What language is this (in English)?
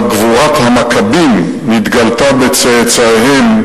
Hebrew